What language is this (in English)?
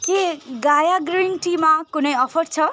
Nepali